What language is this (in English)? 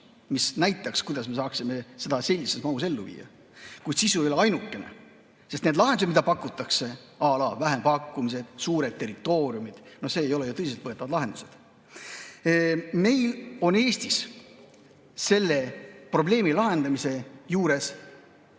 Estonian